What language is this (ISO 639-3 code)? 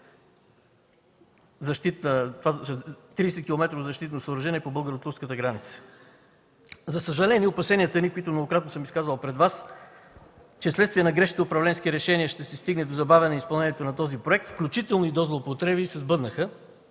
bul